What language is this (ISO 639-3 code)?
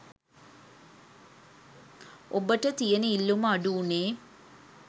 sin